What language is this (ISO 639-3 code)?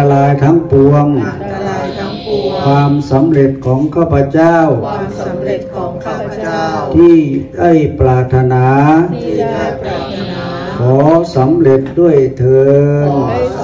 tha